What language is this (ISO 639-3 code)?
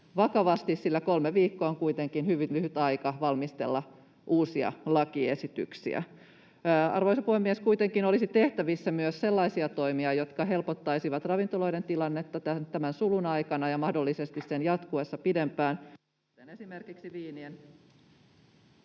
fin